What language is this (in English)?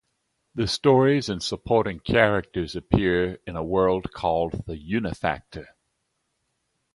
English